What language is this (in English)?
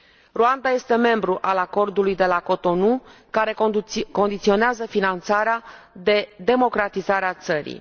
Romanian